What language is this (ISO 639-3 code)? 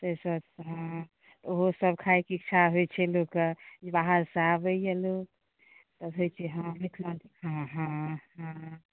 mai